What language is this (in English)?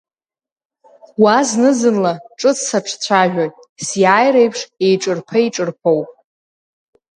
Abkhazian